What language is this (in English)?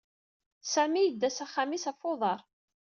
Kabyle